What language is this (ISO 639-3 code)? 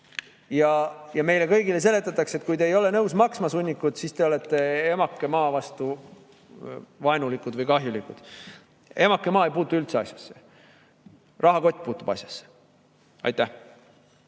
est